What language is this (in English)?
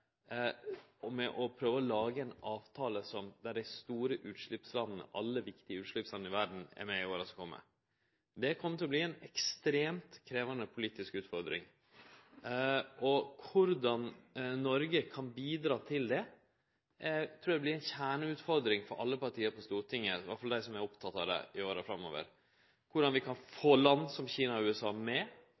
Norwegian Nynorsk